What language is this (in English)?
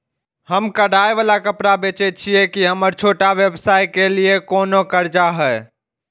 Maithili